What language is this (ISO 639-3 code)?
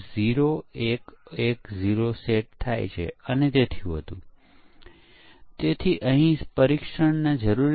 guj